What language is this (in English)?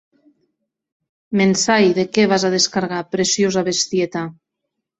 Occitan